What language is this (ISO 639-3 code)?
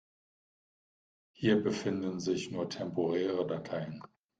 deu